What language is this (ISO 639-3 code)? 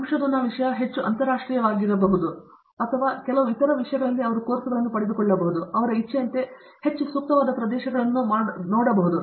kan